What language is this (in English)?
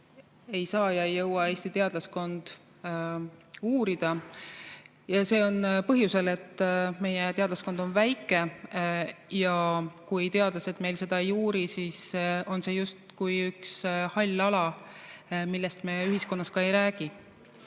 Estonian